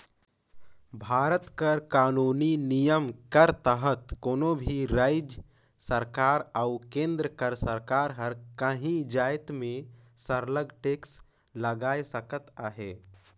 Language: Chhattisgarhi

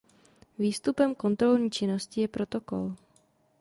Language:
Czech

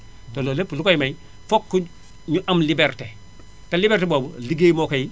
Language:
Wolof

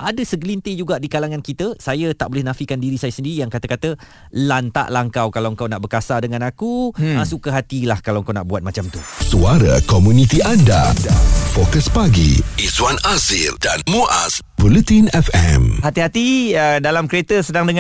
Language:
Malay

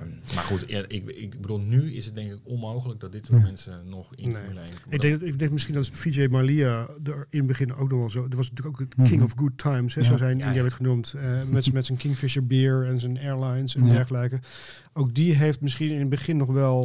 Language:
Dutch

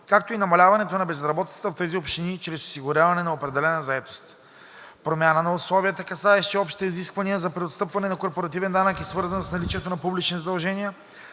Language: Bulgarian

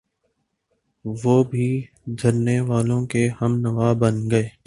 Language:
Urdu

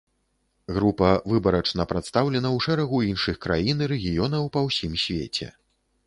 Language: Belarusian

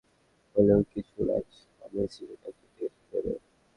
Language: Bangla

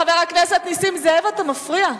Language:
Hebrew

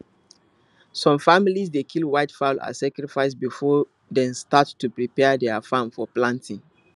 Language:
Nigerian Pidgin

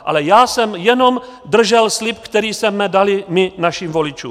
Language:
Czech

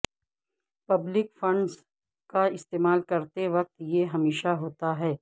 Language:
Urdu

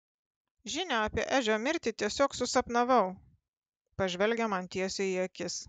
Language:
Lithuanian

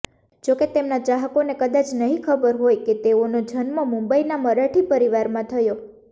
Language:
Gujarati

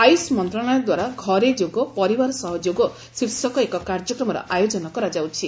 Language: Odia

